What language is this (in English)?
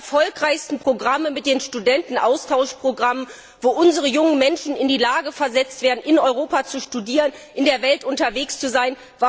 German